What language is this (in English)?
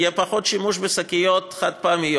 Hebrew